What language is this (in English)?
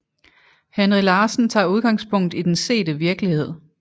Danish